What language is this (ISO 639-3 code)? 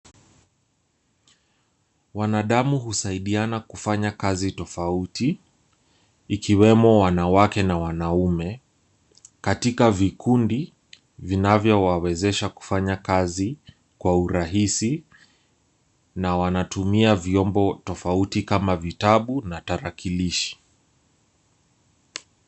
swa